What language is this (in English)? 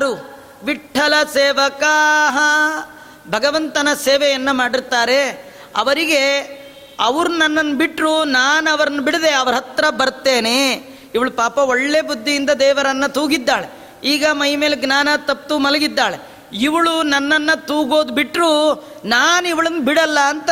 Kannada